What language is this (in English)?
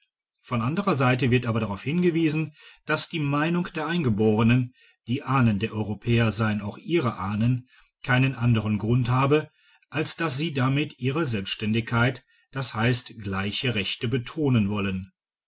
German